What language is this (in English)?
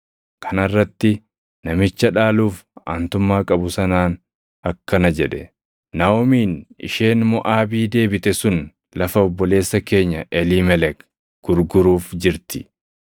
Oromo